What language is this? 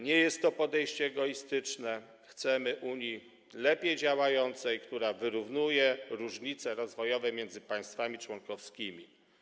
Polish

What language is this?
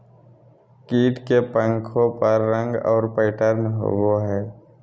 Magahi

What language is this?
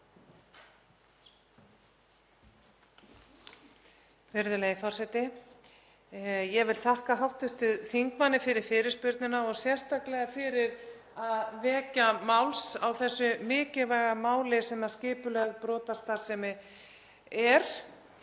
Icelandic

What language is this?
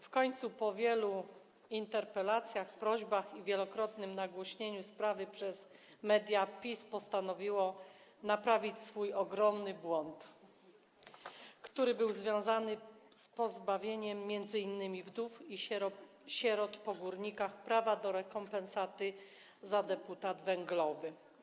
Polish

